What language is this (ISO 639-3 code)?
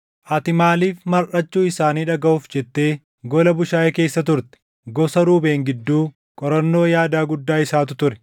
orm